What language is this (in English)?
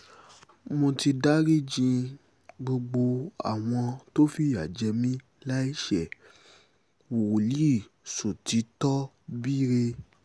Yoruba